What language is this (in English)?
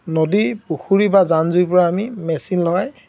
Assamese